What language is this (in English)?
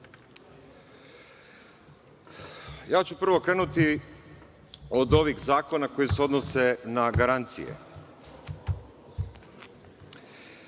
Serbian